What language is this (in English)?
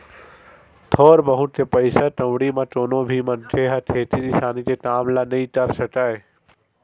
Chhattisgarhi